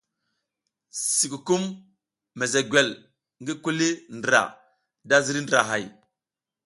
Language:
South Giziga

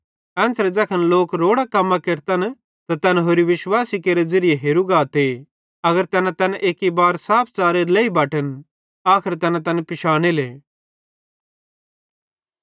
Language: Bhadrawahi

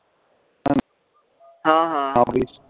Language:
Punjabi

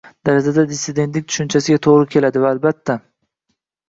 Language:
Uzbek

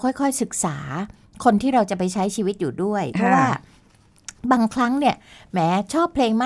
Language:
Thai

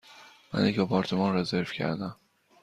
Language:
Persian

